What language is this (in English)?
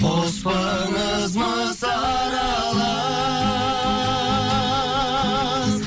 Kazakh